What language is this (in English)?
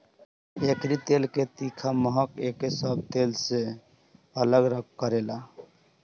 Bhojpuri